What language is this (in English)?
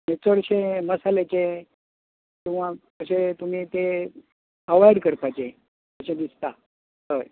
Konkani